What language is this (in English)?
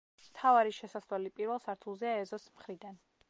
Georgian